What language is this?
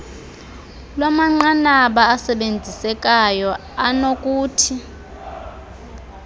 Xhosa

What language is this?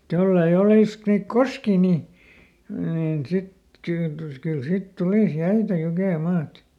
Finnish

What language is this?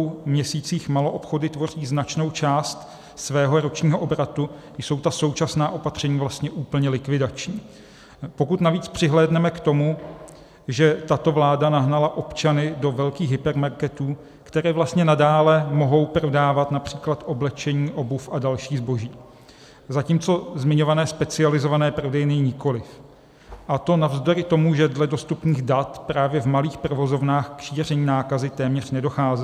Czech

